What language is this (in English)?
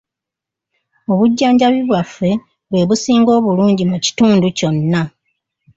Ganda